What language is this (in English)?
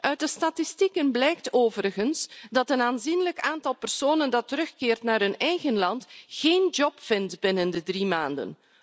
Dutch